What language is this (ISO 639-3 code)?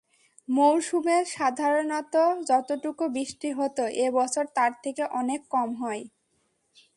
ben